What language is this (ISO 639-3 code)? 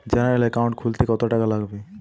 ben